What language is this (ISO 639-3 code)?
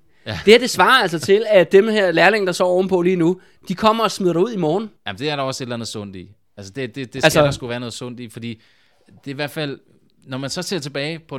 dan